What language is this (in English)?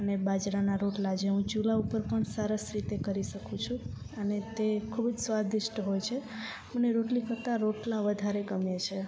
Gujarati